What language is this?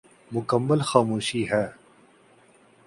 Urdu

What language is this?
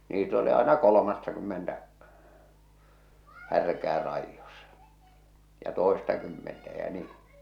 Finnish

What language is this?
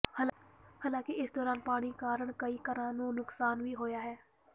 Punjabi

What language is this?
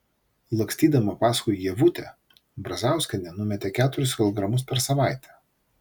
Lithuanian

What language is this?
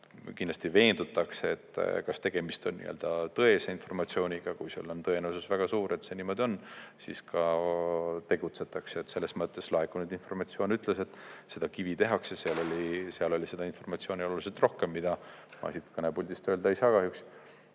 Estonian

